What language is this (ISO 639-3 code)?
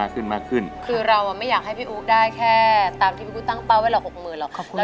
tha